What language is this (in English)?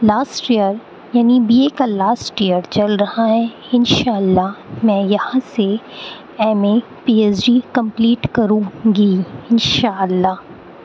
Urdu